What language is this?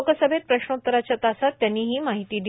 Marathi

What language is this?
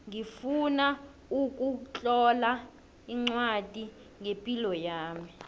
South Ndebele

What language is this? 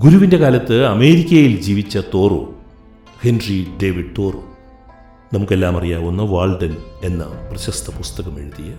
Malayalam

